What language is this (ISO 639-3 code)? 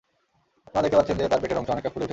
ben